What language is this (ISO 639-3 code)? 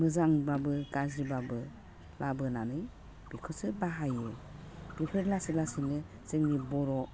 brx